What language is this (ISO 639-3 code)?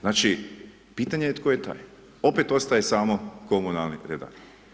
hrv